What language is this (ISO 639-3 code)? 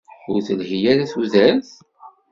kab